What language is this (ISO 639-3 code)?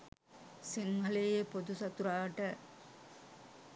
sin